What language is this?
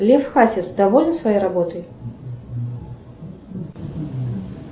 Russian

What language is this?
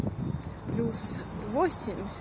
Russian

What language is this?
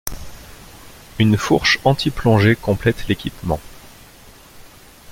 French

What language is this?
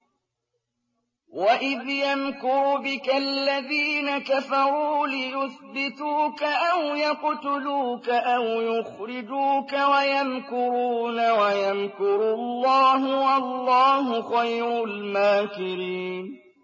Arabic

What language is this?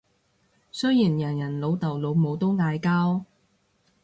Cantonese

